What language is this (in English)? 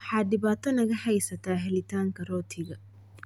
Somali